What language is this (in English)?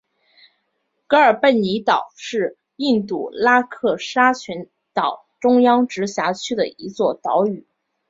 Chinese